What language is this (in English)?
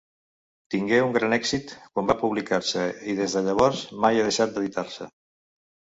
Catalan